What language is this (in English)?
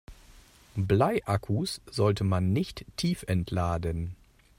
German